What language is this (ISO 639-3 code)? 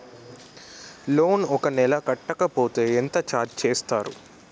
tel